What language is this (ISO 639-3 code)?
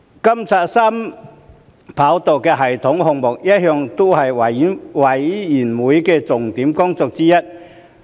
yue